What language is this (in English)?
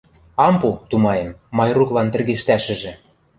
Western Mari